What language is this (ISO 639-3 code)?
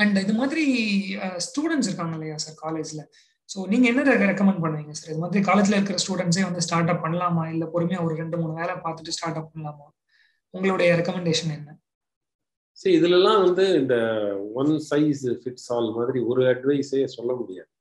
tam